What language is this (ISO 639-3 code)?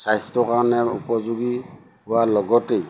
asm